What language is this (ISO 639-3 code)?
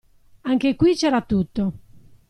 ita